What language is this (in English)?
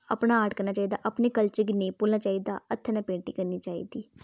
Dogri